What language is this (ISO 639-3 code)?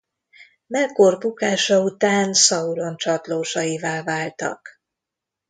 hun